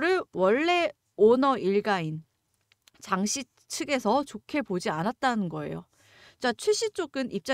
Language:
Korean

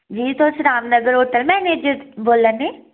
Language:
Dogri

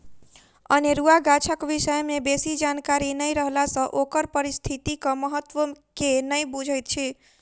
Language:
Maithili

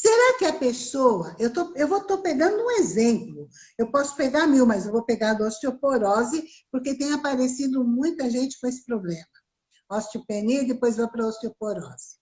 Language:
Portuguese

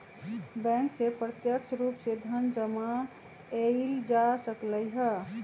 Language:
Magahi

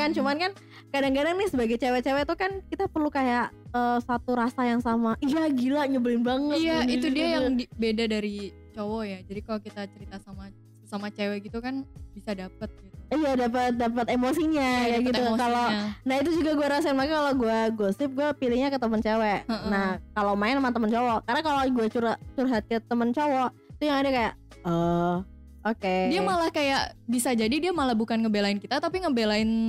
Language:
Indonesian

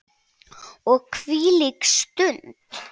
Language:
Icelandic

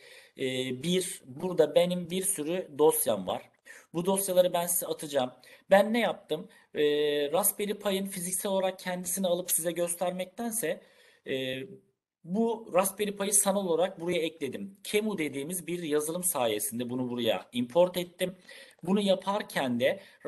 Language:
Turkish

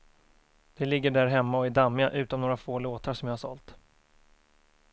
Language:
Swedish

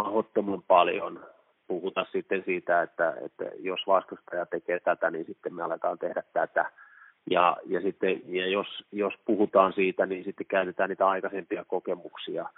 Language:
Finnish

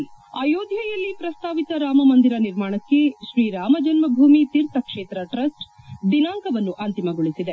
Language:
Kannada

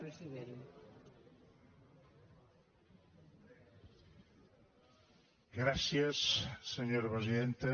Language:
Catalan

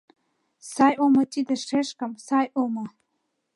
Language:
Mari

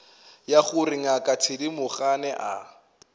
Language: Northern Sotho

